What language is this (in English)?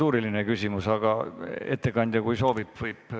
Estonian